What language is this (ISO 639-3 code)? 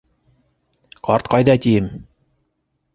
bak